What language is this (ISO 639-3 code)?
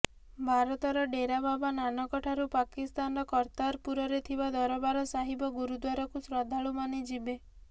ori